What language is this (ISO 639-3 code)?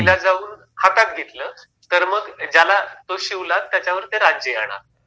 mar